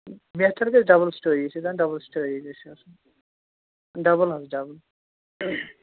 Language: Kashmiri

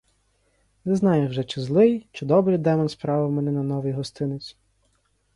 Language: Ukrainian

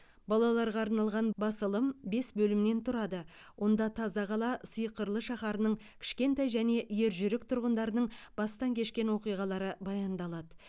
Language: Kazakh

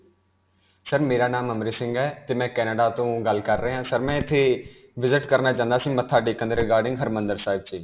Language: Punjabi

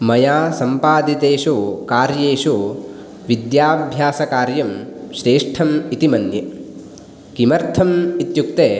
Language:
Sanskrit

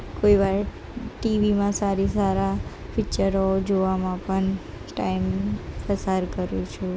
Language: Gujarati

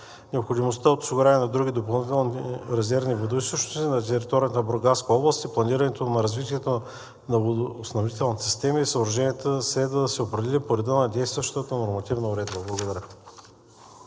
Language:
Bulgarian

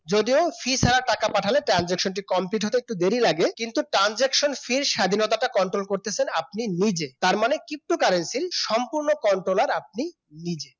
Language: Bangla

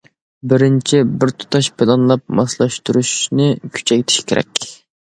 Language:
Uyghur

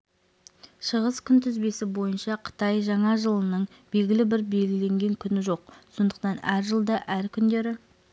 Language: Kazakh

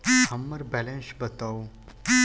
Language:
Maithili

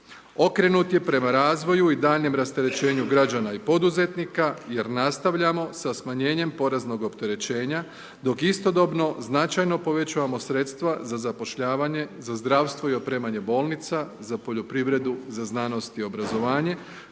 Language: Croatian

